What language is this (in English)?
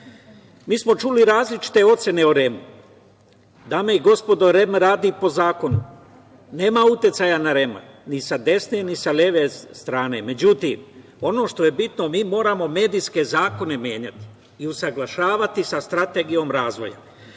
Serbian